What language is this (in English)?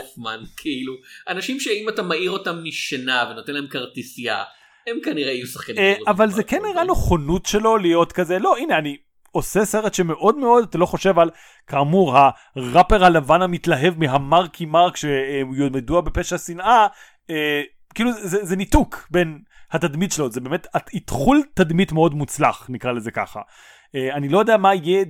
Hebrew